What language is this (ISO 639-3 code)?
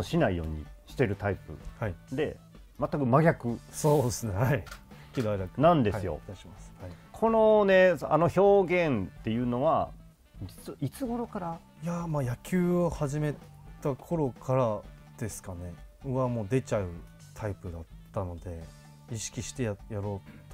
jpn